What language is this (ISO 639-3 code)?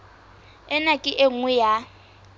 sot